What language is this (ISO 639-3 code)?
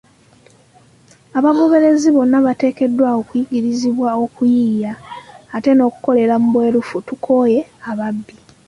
lug